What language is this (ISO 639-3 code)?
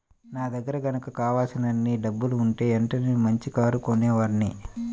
tel